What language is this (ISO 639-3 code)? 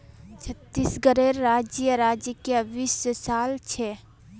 mag